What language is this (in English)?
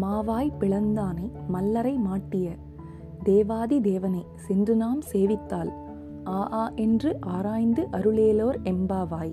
Tamil